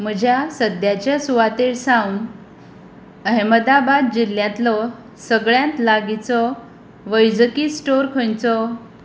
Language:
Konkani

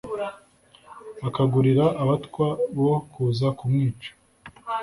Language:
Kinyarwanda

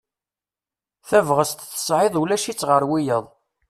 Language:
Kabyle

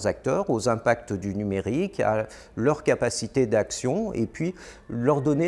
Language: French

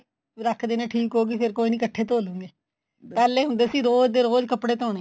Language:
Punjabi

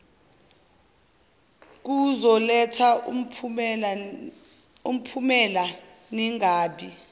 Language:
Zulu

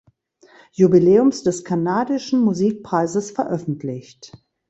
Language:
German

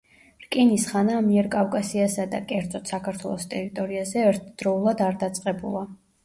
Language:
Georgian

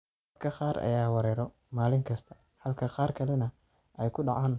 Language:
Somali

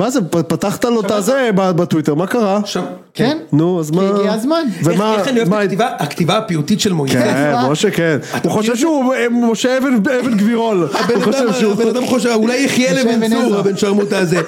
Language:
Hebrew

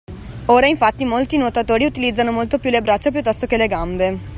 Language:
Italian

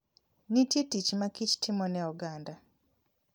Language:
Luo (Kenya and Tanzania)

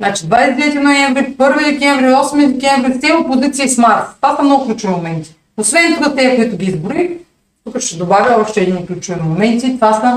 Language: Bulgarian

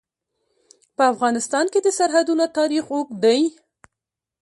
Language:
Pashto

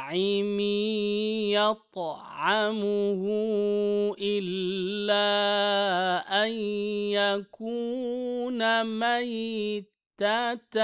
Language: Arabic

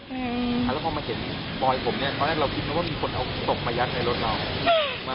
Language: Thai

